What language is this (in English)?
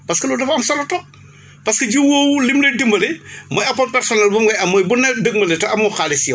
Wolof